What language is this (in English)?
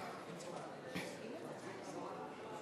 Hebrew